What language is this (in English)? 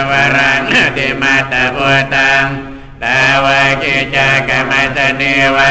Thai